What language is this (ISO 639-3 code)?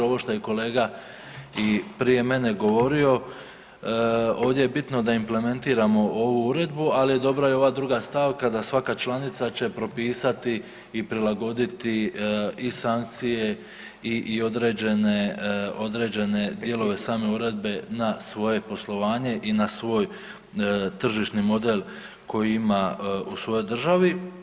hrv